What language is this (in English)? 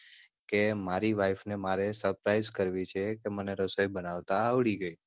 Gujarati